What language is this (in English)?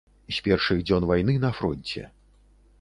Belarusian